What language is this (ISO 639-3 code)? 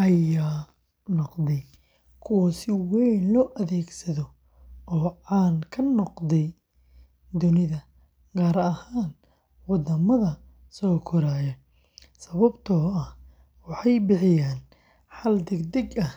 som